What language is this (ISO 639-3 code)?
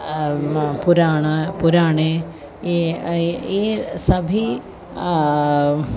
san